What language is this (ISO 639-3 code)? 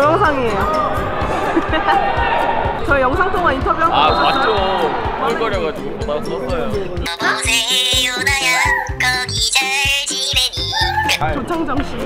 kor